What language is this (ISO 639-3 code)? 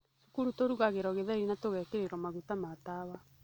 kik